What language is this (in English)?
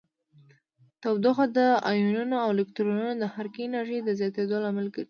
Pashto